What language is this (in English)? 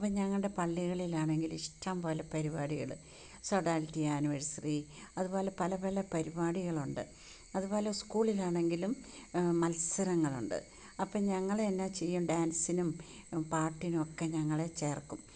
Malayalam